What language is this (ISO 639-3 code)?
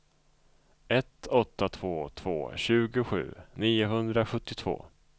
swe